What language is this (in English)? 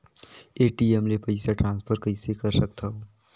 Chhattisgarhi